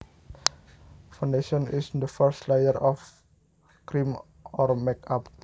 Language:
Javanese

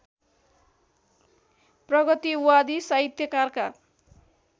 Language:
Nepali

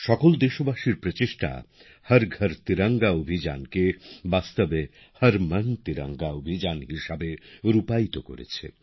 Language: Bangla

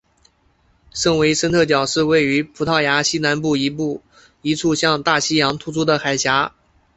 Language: Chinese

